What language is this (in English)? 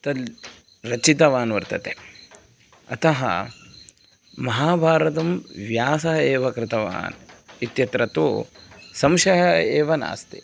Sanskrit